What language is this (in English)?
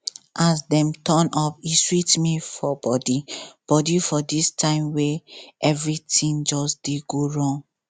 Nigerian Pidgin